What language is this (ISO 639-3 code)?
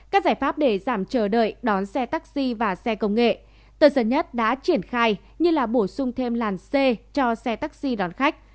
vie